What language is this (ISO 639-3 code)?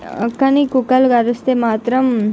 tel